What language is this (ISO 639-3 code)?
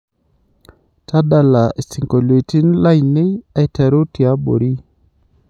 mas